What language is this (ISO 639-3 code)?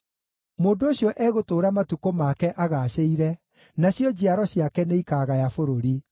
kik